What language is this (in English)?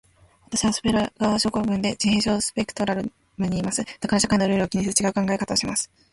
Japanese